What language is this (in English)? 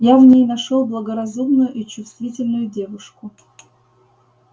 Russian